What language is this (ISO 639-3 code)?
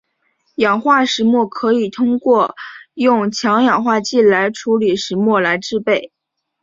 zho